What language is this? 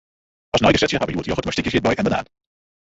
Western Frisian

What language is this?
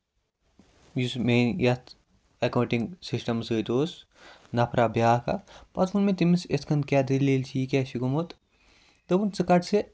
Kashmiri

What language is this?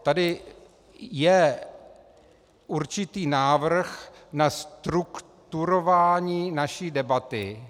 Czech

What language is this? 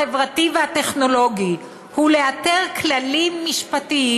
Hebrew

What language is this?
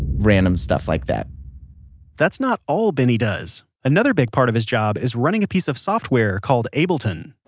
English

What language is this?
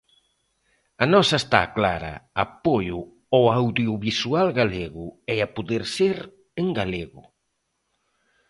Galician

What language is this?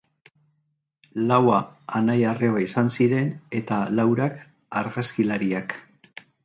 Basque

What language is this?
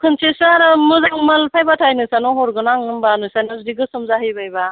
Bodo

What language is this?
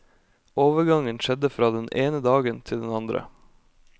Norwegian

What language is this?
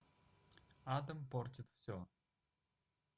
Russian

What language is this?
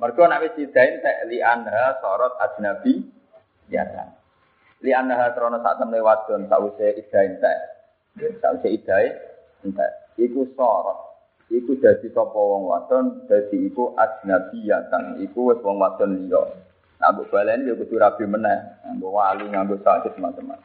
Malay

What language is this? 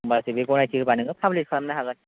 Bodo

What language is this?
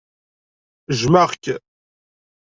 Kabyle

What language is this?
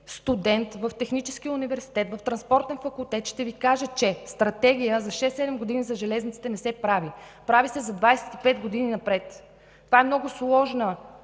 Bulgarian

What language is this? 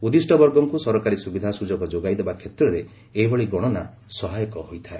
Odia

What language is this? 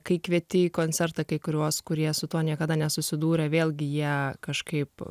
Lithuanian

